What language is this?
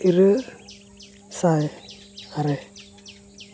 Santali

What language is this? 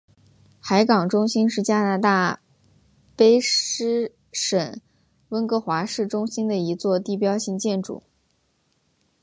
Chinese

